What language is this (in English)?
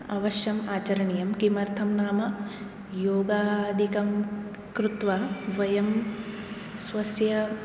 Sanskrit